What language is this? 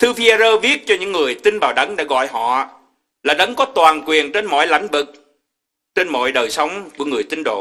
Vietnamese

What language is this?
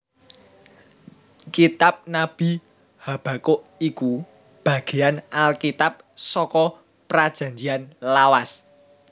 Javanese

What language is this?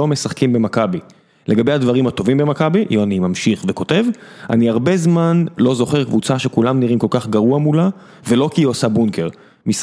Hebrew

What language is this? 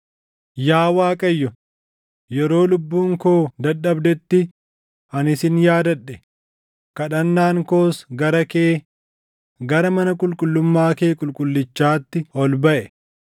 Oromo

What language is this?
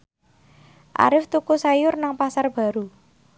Javanese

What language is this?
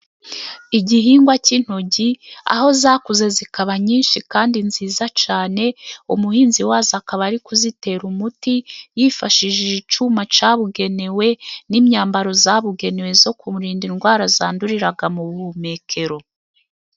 Kinyarwanda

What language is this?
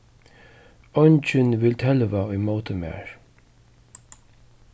Faroese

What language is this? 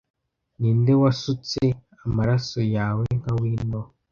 Kinyarwanda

